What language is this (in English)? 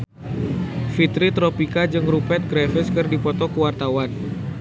Sundanese